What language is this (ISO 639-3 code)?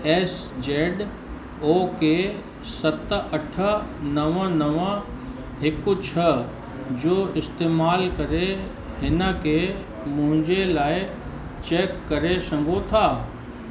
snd